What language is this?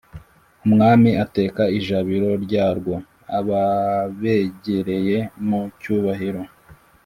Kinyarwanda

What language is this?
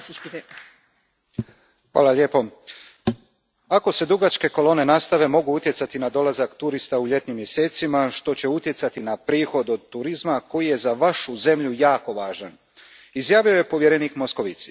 Croatian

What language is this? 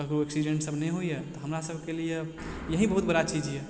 Maithili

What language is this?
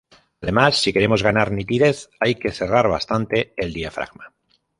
Spanish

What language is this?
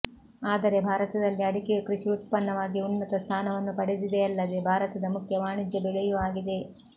Kannada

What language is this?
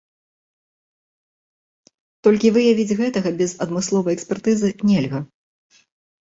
Belarusian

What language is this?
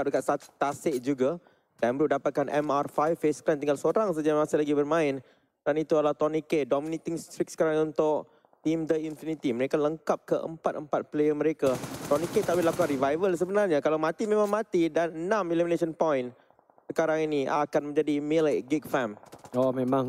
Malay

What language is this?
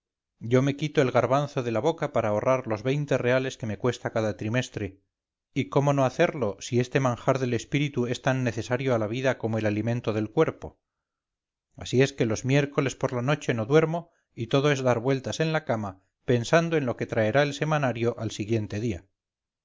Spanish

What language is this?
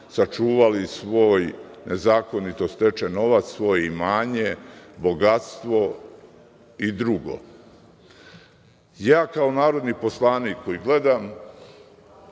Serbian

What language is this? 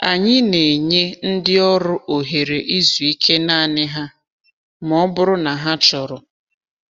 Igbo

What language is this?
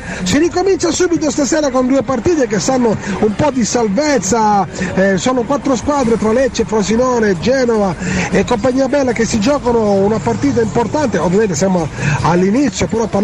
Italian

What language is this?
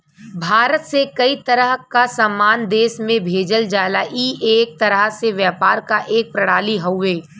Bhojpuri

